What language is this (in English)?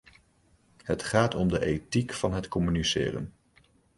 Dutch